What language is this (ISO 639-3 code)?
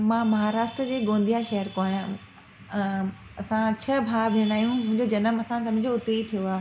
snd